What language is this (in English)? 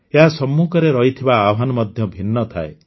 Odia